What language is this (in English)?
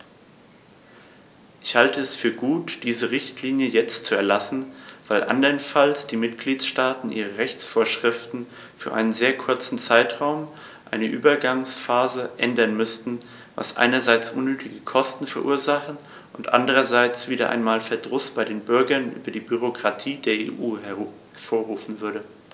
German